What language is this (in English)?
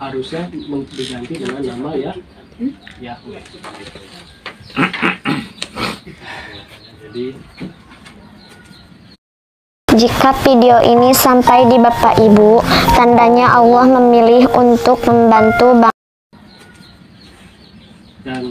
Indonesian